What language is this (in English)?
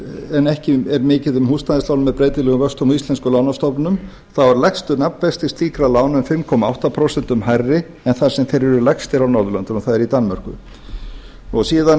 Icelandic